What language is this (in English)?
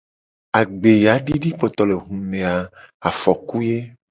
Gen